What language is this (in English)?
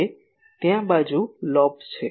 Gujarati